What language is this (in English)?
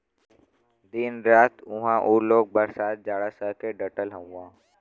Bhojpuri